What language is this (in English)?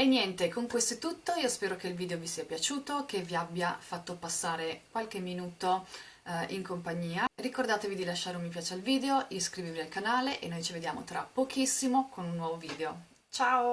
Italian